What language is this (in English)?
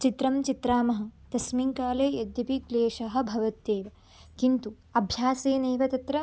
Sanskrit